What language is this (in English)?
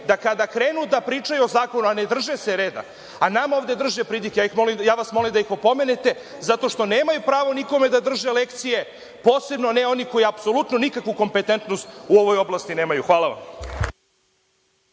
Serbian